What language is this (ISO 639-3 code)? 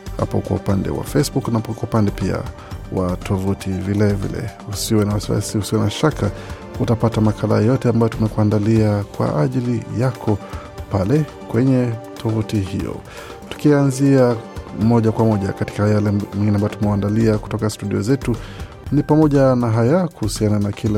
swa